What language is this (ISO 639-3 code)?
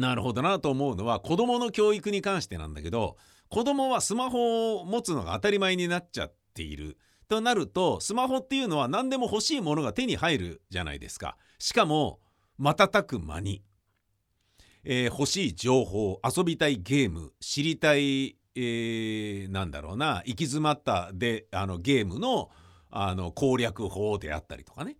jpn